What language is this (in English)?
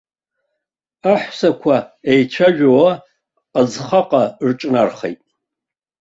Abkhazian